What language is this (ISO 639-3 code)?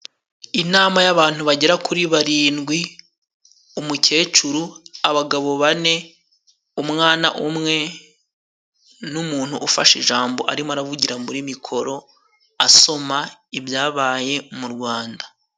kin